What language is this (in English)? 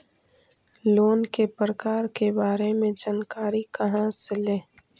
Magahi